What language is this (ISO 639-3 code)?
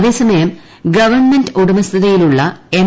mal